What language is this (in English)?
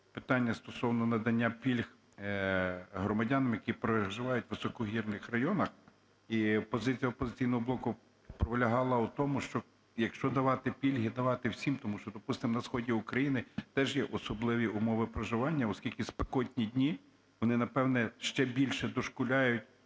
Ukrainian